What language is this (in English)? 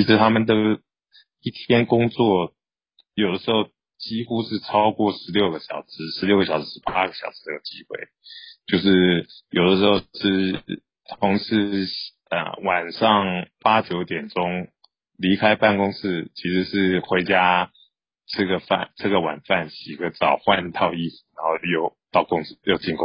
Chinese